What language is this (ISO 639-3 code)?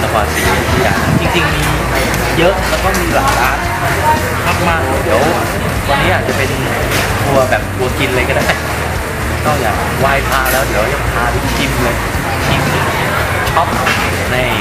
tha